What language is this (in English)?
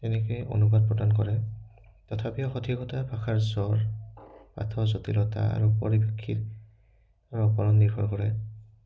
Assamese